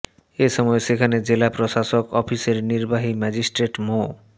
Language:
Bangla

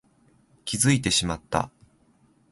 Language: Japanese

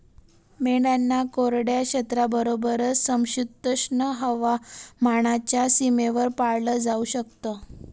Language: Marathi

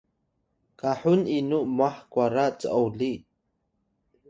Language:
Atayal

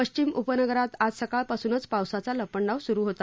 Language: Marathi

